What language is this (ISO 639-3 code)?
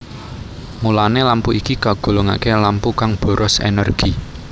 jav